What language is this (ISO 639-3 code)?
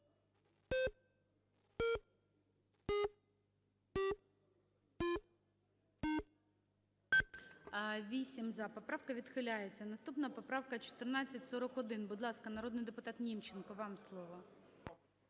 ukr